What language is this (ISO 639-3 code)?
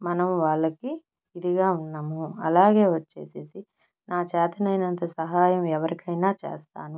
tel